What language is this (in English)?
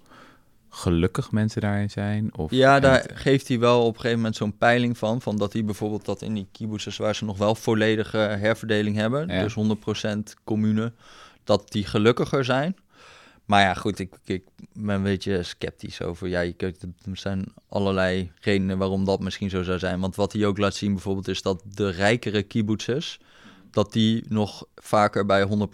Dutch